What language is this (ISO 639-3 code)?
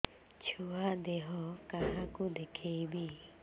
ori